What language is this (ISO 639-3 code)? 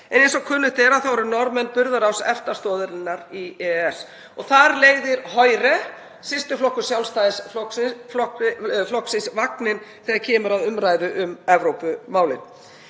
isl